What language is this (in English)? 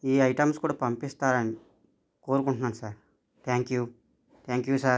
Telugu